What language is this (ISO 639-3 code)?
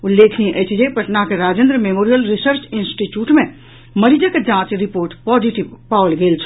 mai